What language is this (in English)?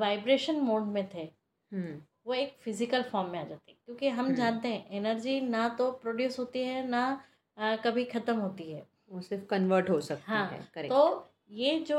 Hindi